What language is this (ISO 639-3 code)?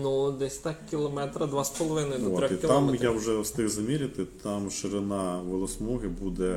ukr